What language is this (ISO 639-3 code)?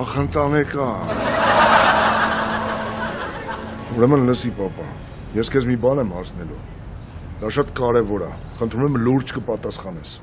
ron